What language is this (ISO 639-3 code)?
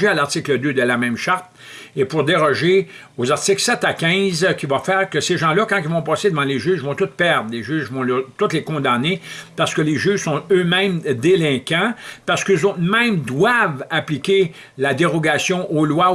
fra